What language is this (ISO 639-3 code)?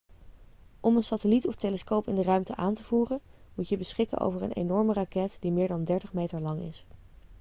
nld